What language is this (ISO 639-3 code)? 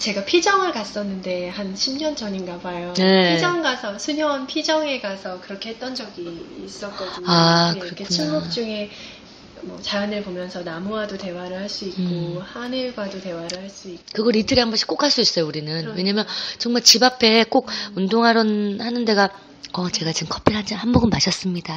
kor